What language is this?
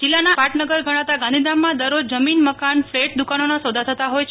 Gujarati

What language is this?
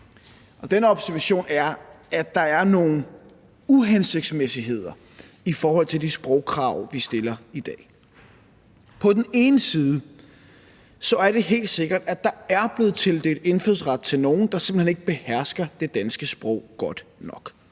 Danish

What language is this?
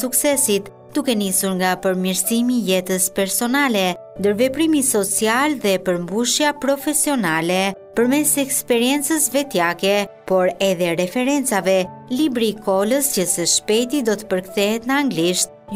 Romanian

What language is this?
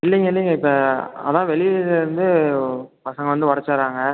Tamil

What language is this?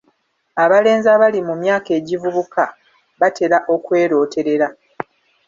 Ganda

